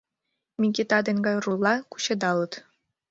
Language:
Mari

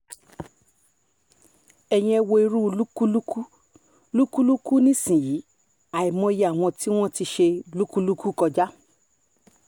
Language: Yoruba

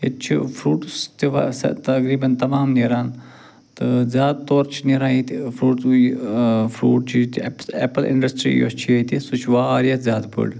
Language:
Kashmiri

